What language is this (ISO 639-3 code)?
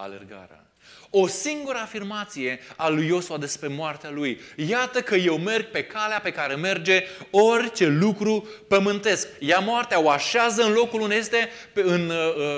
ron